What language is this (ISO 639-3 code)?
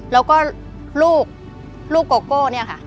tha